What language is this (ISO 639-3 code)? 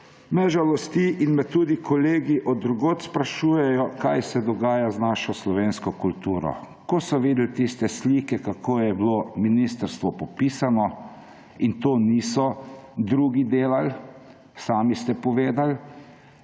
slv